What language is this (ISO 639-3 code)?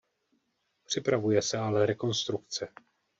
ces